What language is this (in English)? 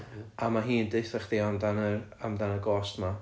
Welsh